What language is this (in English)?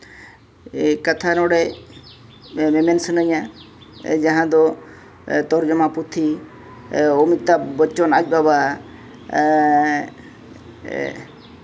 Santali